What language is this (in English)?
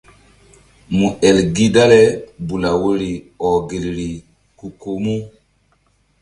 Mbum